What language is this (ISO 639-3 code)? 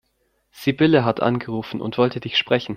deu